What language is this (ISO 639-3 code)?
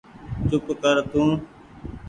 gig